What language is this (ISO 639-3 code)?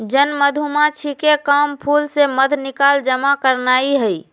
mag